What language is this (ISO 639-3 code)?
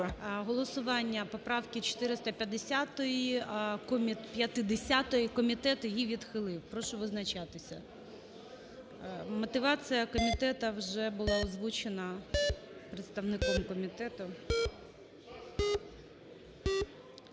ukr